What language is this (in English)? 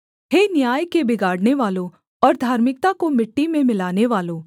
Hindi